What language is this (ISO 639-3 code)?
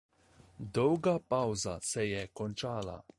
slv